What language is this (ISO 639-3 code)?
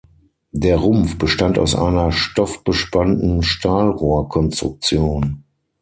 deu